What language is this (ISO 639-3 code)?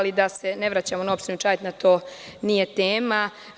srp